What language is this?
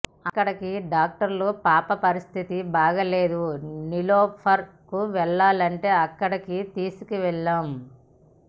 Telugu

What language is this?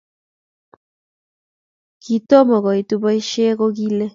Kalenjin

